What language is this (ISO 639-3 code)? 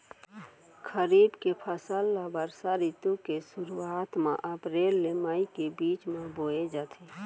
hne